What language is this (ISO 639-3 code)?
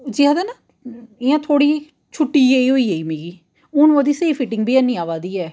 doi